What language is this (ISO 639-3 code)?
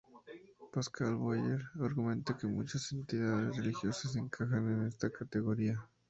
spa